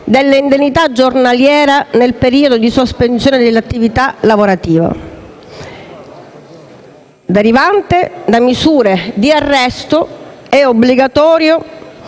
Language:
Italian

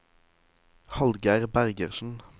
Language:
Norwegian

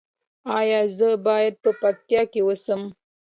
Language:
Pashto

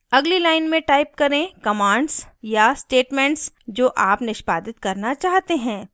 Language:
Hindi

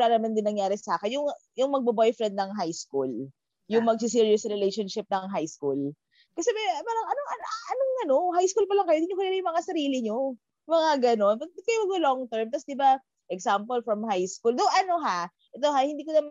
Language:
Filipino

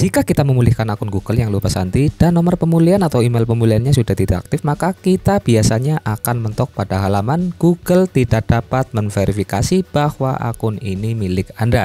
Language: Indonesian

